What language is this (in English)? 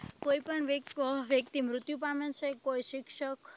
Gujarati